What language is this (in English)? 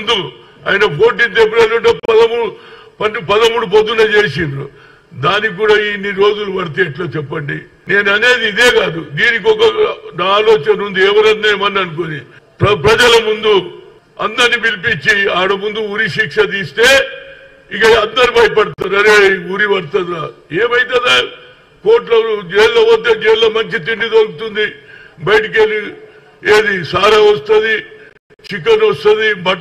Telugu